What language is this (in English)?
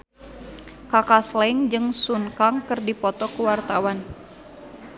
Sundanese